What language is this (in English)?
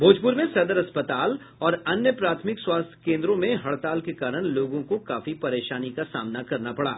Hindi